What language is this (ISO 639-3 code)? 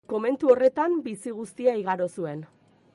eus